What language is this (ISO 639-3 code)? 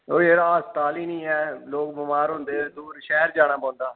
doi